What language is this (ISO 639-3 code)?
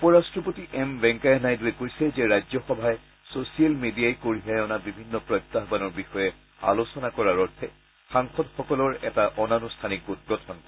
asm